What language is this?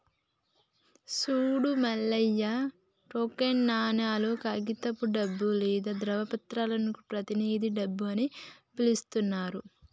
Telugu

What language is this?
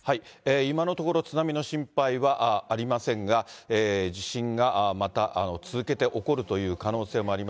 Japanese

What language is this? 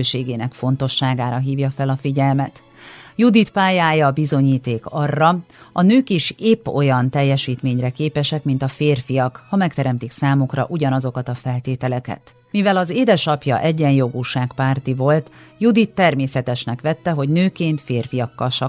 Hungarian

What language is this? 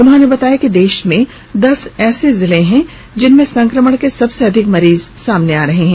Hindi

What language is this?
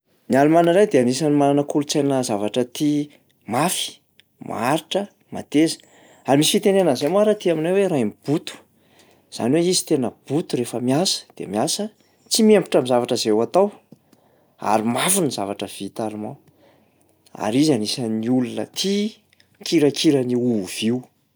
Malagasy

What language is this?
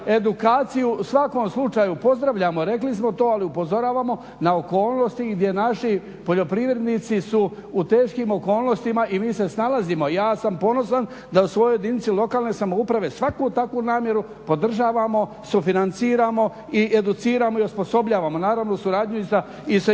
Croatian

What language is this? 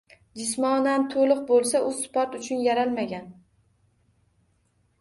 Uzbek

